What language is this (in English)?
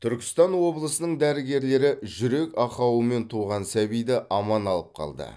Kazakh